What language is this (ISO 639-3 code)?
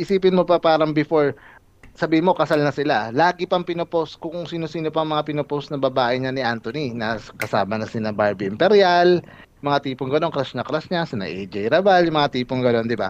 fil